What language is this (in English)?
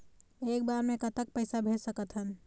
Chhattisgarhi